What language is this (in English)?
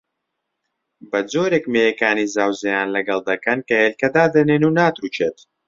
Central Kurdish